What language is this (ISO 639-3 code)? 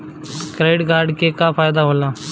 bho